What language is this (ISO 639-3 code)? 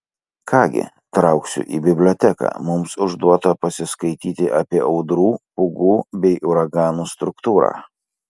lit